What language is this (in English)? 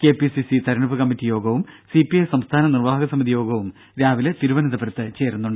Malayalam